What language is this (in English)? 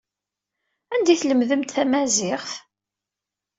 Kabyle